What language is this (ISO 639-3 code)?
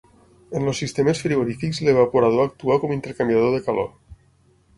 cat